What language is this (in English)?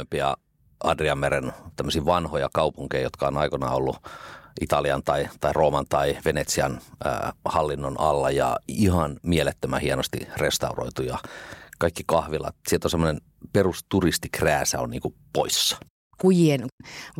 Finnish